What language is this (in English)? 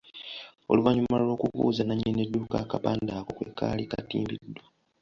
Ganda